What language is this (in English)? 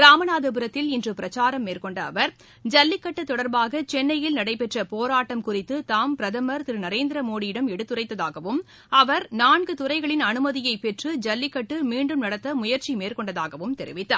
Tamil